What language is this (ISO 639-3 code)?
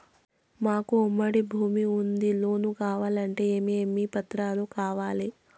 tel